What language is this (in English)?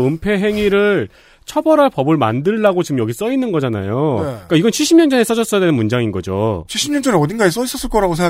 Korean